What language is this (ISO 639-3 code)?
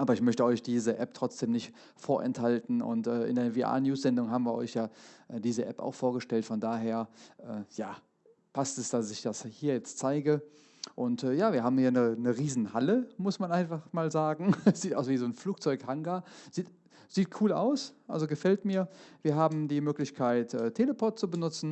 deu